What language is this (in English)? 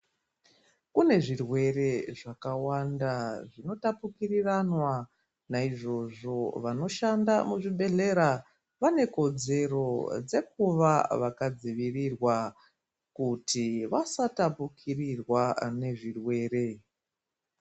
Ndau